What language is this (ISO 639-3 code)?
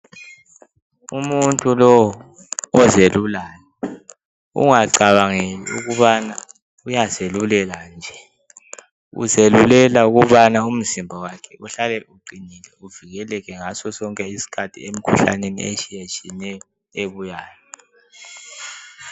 nde